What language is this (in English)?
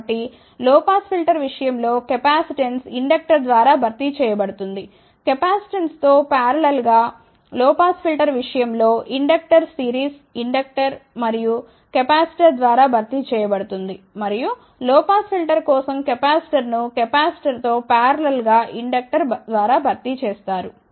Telugu